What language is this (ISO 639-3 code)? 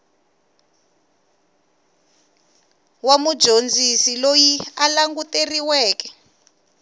tso